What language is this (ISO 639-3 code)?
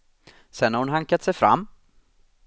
swe